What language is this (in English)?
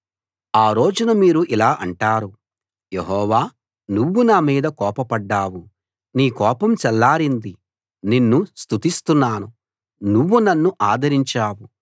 Telugu